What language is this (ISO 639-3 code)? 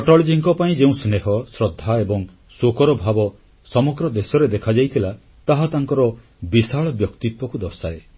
ori